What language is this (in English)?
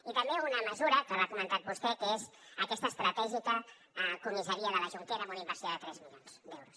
Catalan